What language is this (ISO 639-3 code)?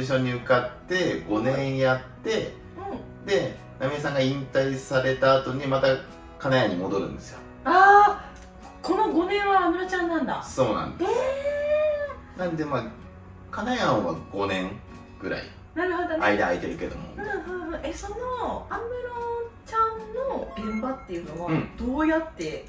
jpn